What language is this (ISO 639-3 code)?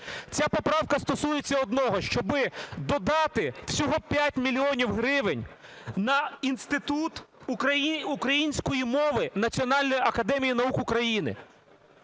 ukr